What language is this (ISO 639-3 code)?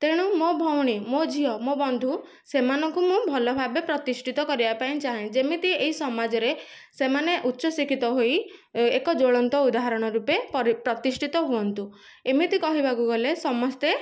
ori